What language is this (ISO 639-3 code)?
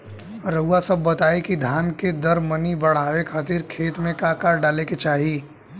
bho